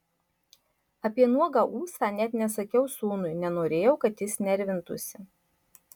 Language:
Lithuanian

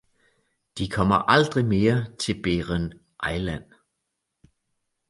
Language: Danish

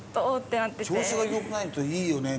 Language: Japanese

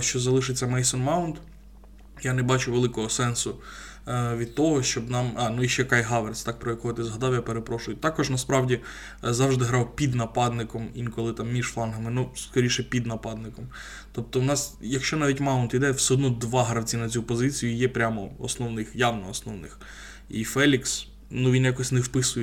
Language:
Ukrainian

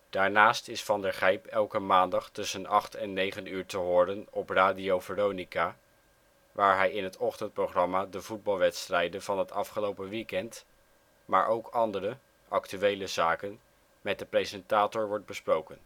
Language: Dutch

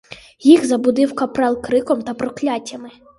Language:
Ukrainian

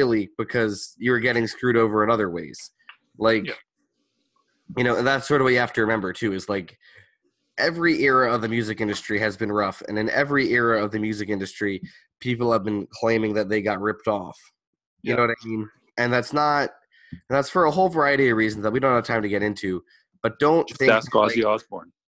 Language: English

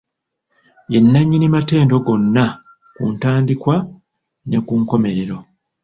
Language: Ganda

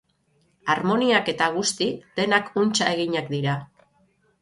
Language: Basque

